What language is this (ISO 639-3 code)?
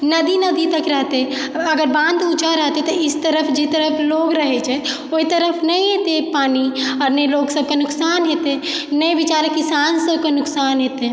mai